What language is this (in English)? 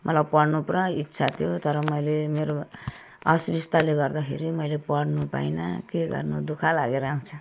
Nepali